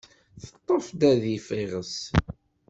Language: Kabyle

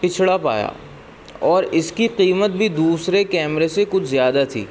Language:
Urdu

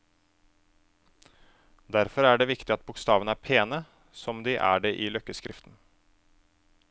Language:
Norwegian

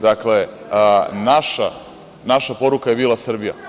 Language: Serbian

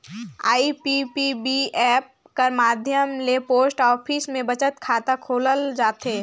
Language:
Chhattisgarhi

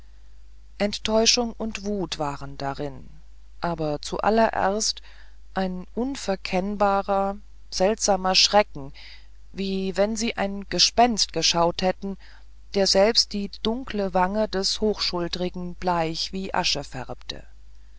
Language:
German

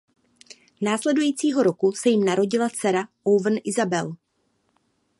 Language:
Czech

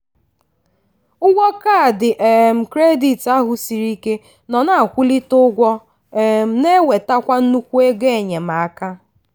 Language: Igbo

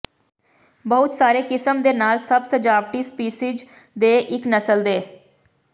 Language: Punjabi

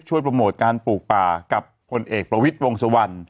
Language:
Thai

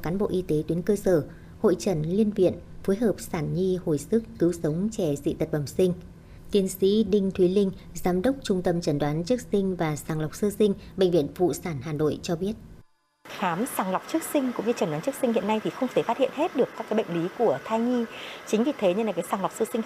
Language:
Vietnamese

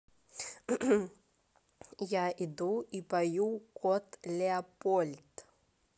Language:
Russian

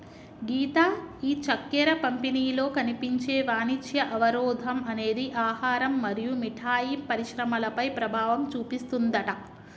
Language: Telugu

